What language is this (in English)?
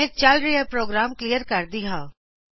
Punjabi